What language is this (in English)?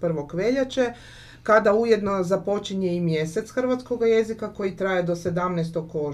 Croatian